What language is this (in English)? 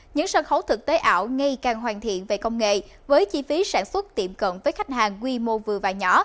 Vietnamese